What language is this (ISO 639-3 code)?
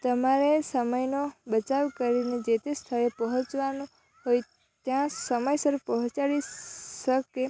guj